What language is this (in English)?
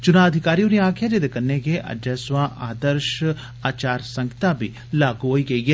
Dogri